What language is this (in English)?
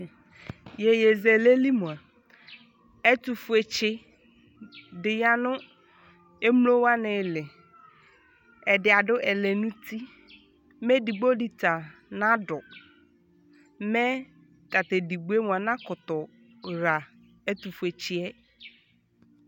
Ikposo